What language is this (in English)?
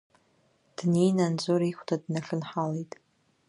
Abkhazian